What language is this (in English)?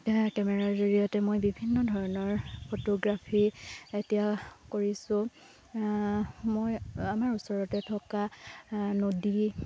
Assamese